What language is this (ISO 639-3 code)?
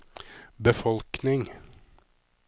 nor